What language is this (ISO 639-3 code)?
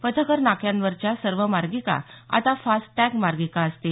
mar